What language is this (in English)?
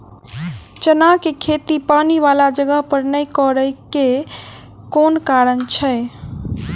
Maithili